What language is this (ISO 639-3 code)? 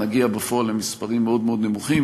heb